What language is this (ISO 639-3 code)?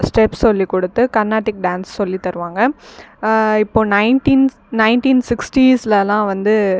tam